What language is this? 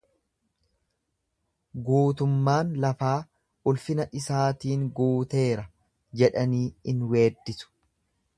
Oromo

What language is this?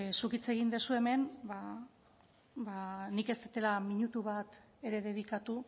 Basque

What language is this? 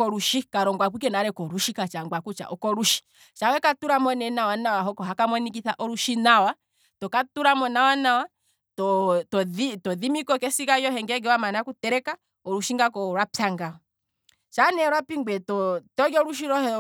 Kwambi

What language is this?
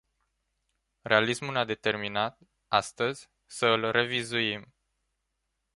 Romanian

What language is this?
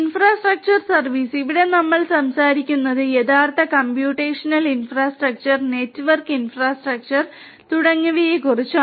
Malayalam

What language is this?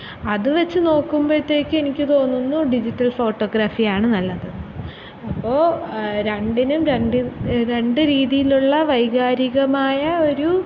Malayalam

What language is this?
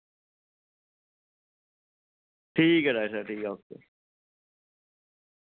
Dogri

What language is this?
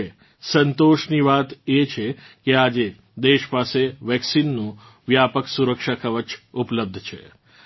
Gujarati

